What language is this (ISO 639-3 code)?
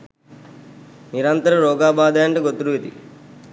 sin